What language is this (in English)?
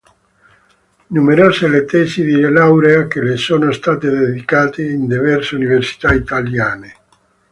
Italian